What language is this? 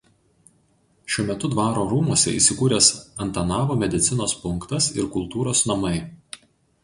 Lithuanian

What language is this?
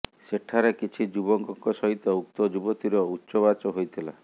Odia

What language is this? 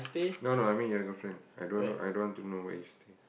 English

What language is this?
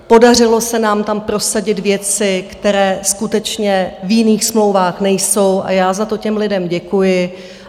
Czech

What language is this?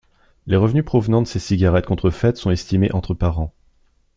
French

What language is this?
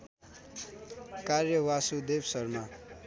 Nepali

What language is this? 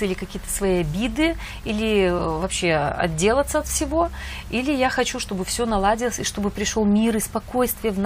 Russian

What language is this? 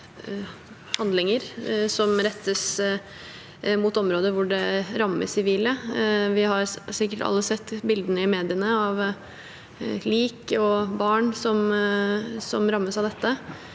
Norwegian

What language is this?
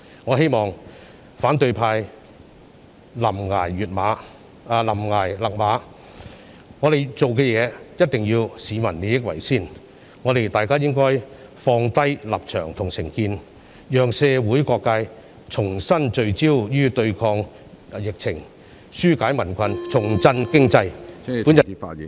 Cantonese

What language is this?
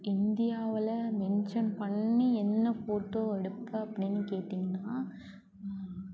Tamil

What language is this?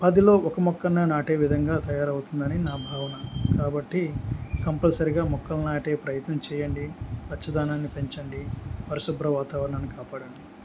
Telugu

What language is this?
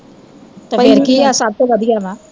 Punjabi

